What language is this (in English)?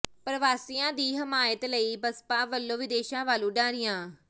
Punjabi